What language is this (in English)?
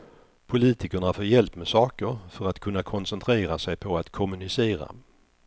Swedish